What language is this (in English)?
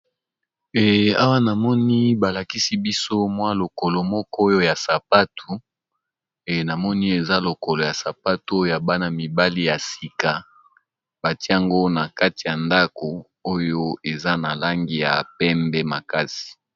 Lingala